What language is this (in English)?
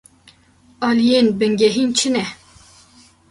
Kurdish